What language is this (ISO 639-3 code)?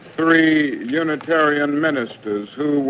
eng